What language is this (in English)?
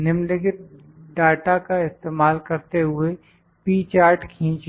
Hindi